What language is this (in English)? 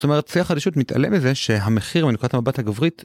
Hebrew